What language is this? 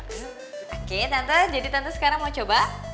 Indonesian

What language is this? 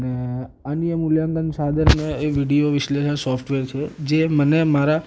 Gujarati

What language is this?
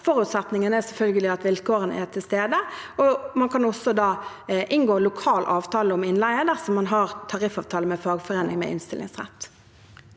Norwegian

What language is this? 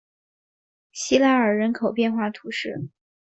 Chinese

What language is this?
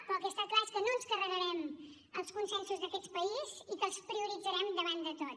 Catalan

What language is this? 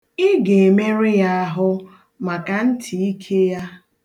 Igbo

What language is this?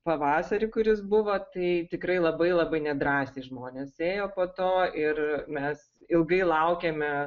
Lithuanian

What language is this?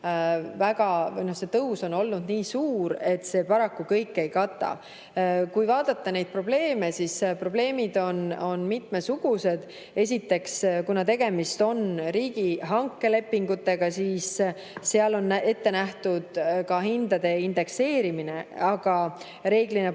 Estonian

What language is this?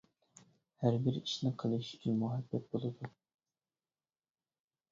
Uyghur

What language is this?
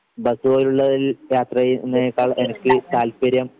Malayalam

